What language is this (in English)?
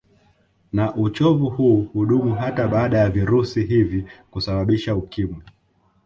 Swahili